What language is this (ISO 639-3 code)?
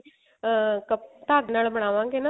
pan